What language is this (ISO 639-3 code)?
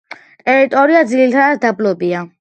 kat